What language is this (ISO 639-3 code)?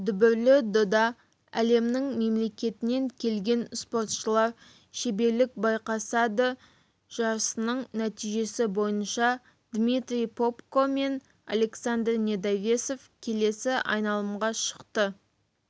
kaz